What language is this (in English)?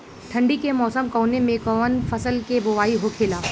Bhojpuri